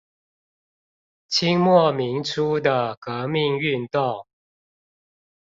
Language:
Chinese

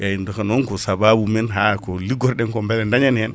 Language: Fula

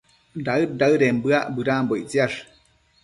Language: Matsés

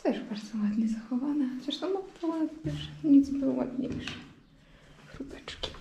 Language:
Polish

